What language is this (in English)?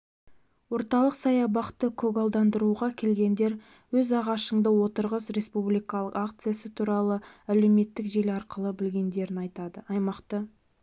Kazakh